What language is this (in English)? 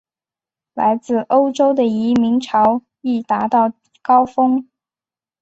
Chinese